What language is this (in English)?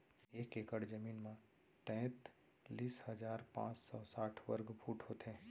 Chhattisgarhi